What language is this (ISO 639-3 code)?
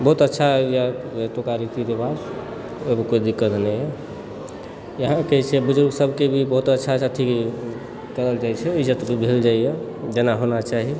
mai